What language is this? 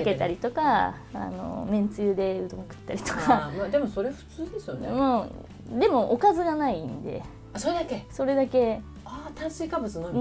Japanese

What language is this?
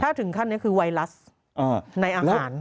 Thai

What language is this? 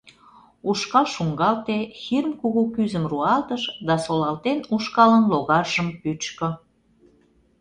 Mari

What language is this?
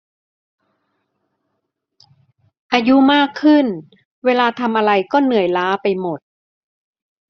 Thai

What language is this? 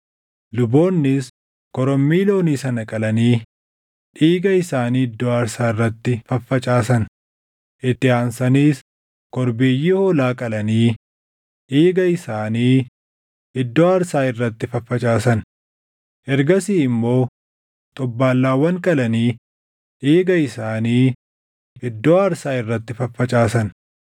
Oromo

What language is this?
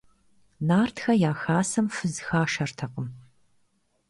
Kabardian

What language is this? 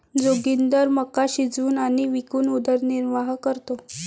Marathi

